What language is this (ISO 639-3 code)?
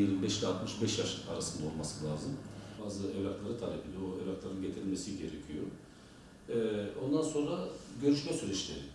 tur